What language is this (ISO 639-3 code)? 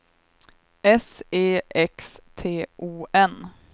swe